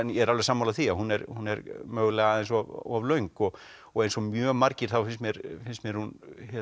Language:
Icelandic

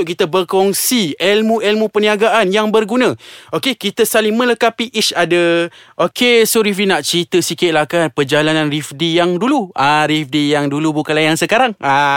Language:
Malay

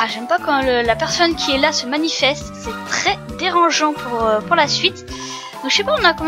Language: French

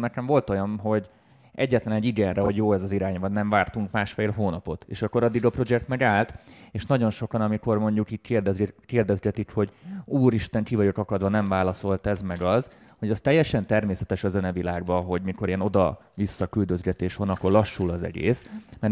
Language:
Hungarian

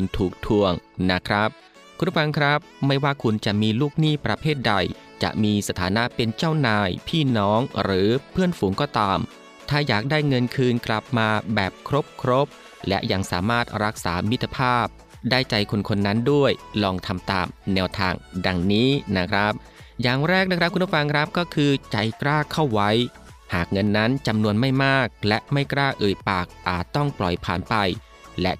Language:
Thai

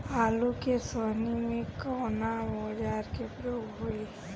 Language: Bhojpuri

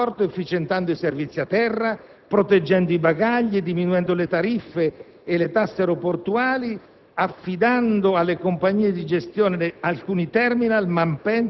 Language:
Italian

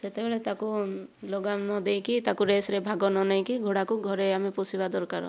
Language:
Odia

